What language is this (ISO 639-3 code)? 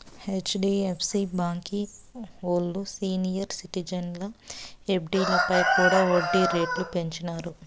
tel